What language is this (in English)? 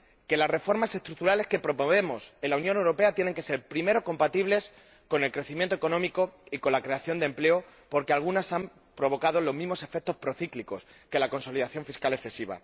Spanish